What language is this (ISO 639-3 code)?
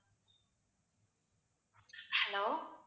tam